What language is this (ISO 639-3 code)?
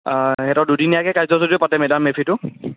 asm